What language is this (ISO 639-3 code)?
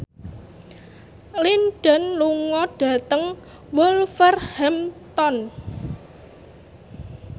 jav